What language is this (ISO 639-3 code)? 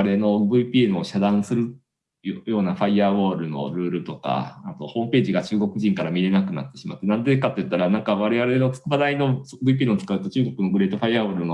jpn